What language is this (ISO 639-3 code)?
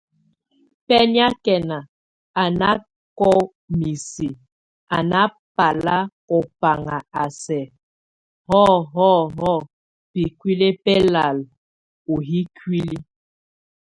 tvu